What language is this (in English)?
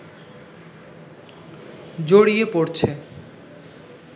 Bangla